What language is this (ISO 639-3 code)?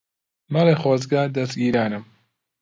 ckb